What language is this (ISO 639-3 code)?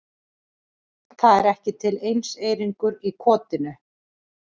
isl